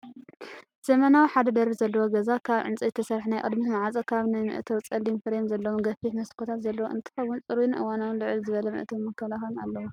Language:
Tigrinya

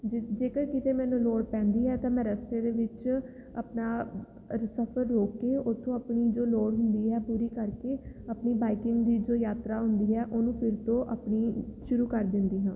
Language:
Punjabi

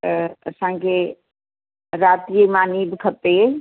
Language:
Sindhi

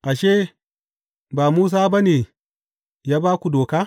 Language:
Hausa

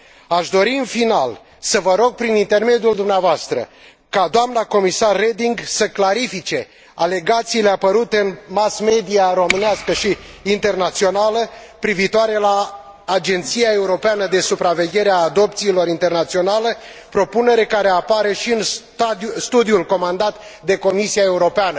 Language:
Romanian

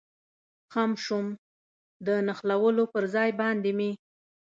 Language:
Pashto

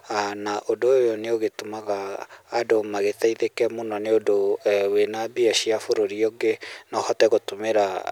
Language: Kikuyu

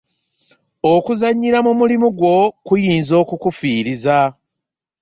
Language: Ganda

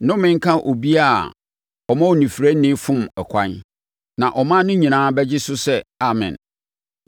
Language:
Akan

